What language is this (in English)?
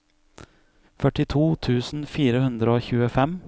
Norwegian